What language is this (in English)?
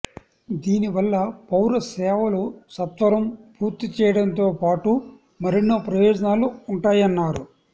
Telugu